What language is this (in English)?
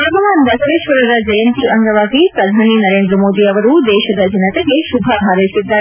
Kannada